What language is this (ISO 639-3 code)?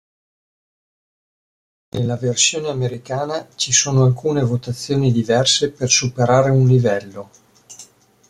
ita